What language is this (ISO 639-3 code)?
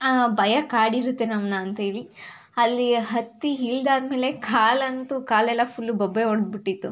kan